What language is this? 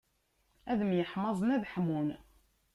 Kabyle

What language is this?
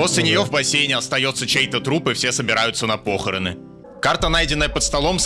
Russian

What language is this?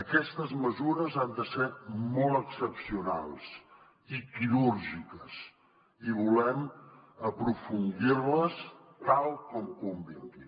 Catalan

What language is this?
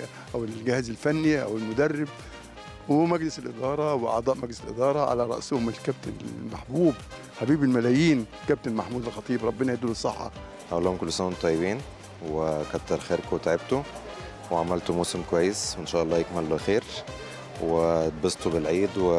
Arabic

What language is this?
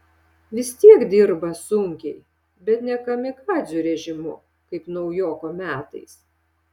Lithuanian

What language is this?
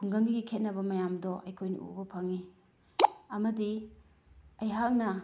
Manipuri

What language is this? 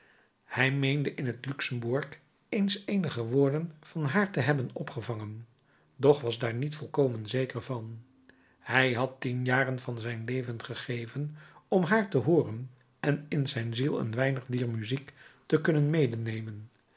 Dutch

